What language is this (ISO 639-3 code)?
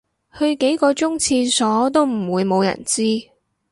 yue